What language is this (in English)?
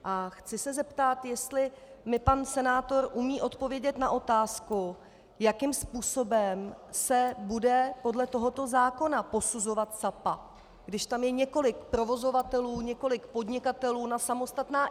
Czech